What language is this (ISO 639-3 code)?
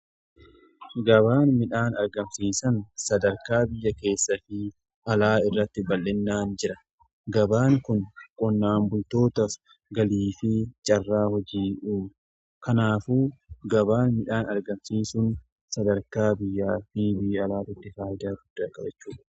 orm